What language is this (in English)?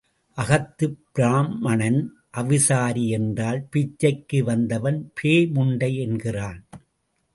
Tamil